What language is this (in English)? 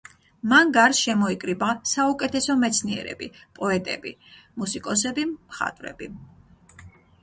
Georgian